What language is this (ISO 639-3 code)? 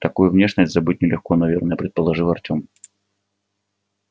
rus